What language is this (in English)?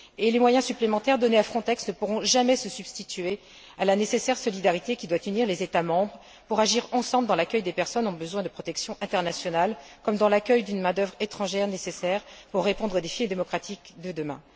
French